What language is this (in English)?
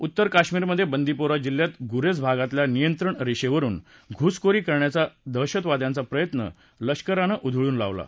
Marathi